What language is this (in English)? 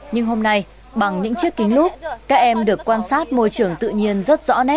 Vietnamese